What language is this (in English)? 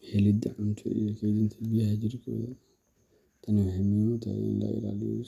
Somali